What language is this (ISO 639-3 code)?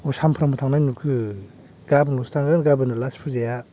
brx